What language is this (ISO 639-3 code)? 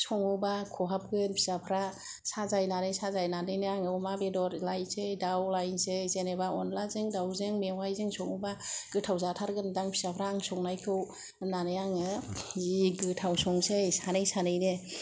brx